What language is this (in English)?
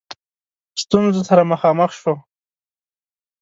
Pashto